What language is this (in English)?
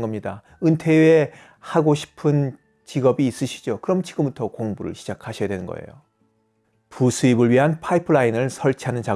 Korean